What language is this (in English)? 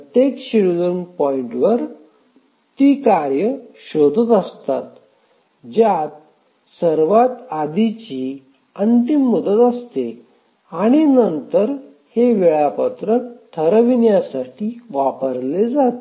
Marathi